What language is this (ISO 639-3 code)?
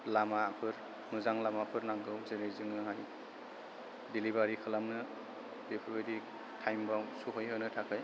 brx